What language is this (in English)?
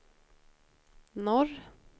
Swedish